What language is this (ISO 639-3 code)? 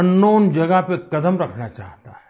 hin